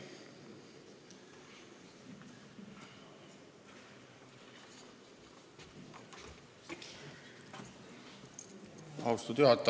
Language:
Estonian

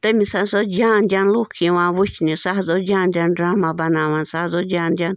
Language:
Kashmiri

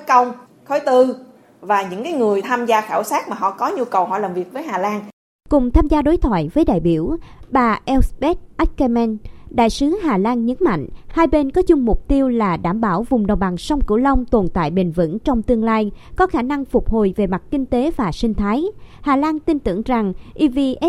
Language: Vietnamese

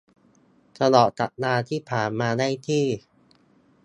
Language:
Thai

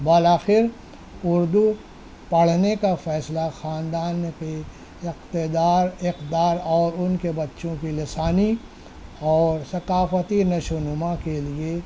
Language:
Urdu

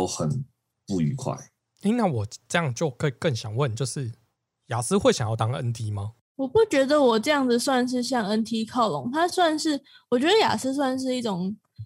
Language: Chinese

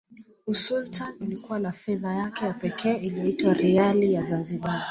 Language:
Swahili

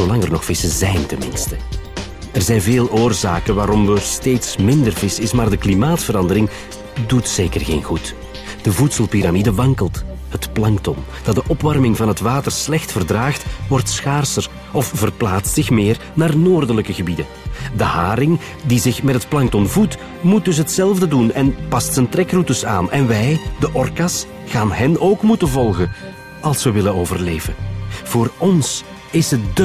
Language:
Dutch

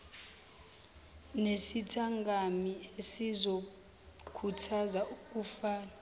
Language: Zulu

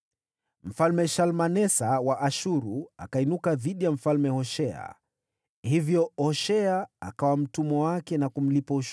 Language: Swahili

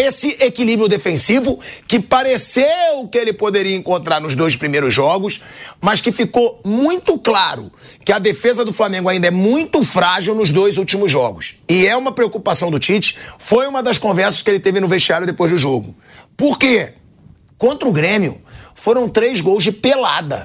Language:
Portuguese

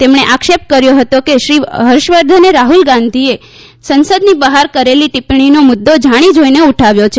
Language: Gujarati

